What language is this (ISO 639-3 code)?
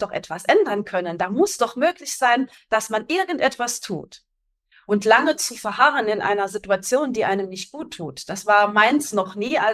deu